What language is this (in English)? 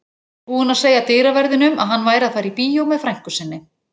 Icelandic